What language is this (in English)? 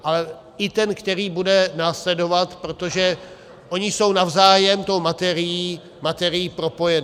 Czech